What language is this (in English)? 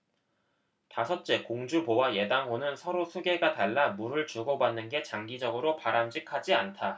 Korean